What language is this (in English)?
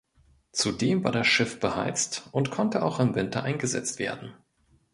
German